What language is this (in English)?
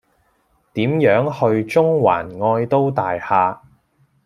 Cantonese